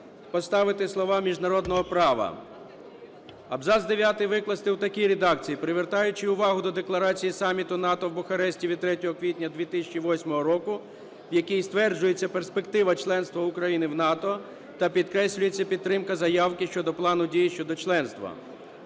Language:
Ukrainian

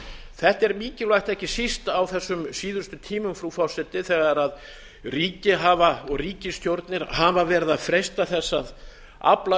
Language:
Icelandic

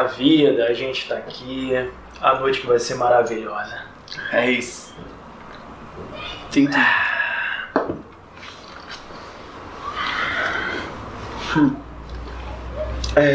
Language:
Portuguese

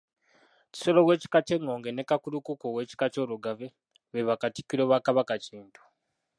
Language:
Ganda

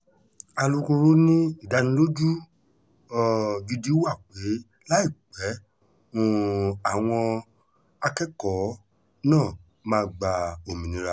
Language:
Yoruba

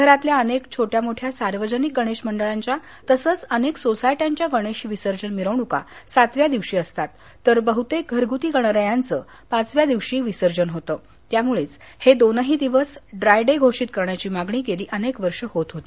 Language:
Marathi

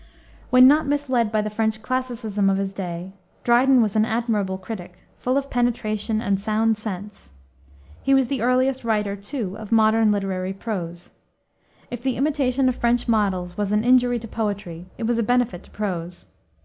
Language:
English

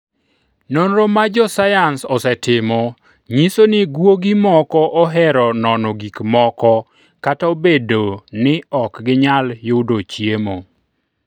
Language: Luo (Kenya and Tanzania)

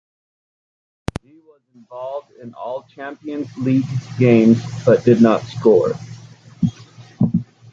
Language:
English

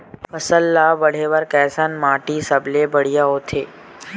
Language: Chhattisgarhi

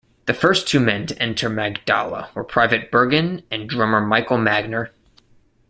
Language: English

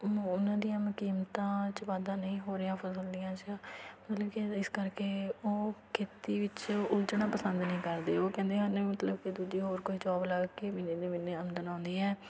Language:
Punjabi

